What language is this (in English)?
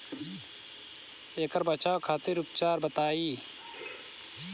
Bhojpuri